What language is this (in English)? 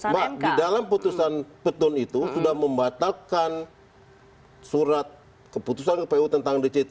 Indonesian